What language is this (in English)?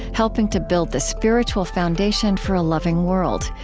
English